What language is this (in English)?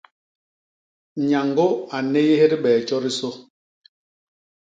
Basaa